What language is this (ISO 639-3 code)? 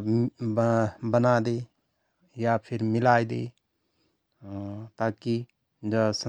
thr